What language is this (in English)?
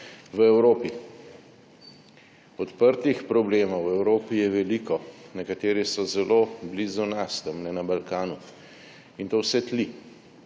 Slovenian